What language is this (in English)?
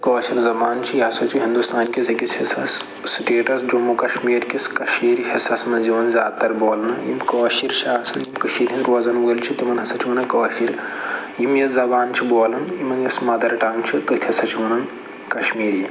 Kashmiri